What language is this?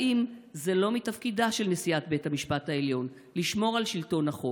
Hebrew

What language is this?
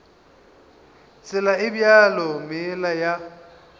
Northern Sotho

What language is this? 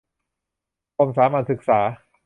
Thai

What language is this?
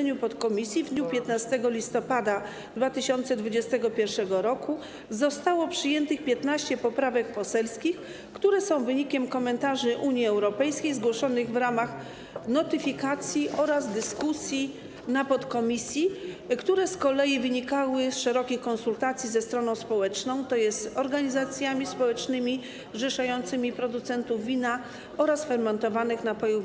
Polish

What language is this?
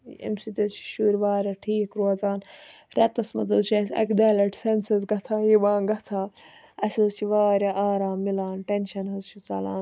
Kashmiri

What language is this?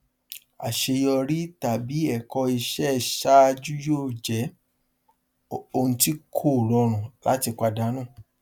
Yoruba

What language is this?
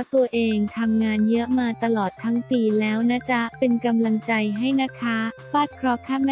Thai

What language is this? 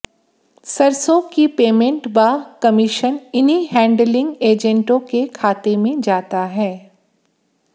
Hindi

